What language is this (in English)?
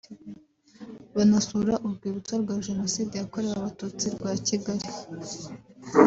Kinyarwanda